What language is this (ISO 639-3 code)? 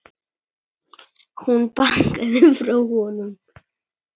isl